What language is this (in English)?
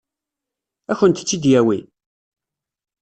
Kabyle